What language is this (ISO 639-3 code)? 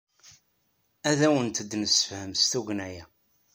kab